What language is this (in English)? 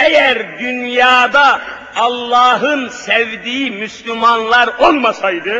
Turkish